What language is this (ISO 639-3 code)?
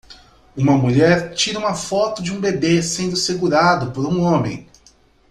por